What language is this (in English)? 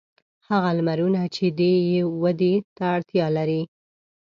Pashto